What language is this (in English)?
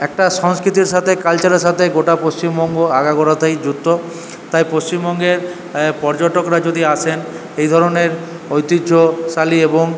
Bangla